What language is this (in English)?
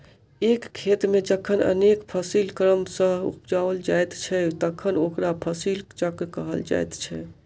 Maithili